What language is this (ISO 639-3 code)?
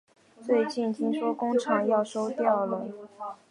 zho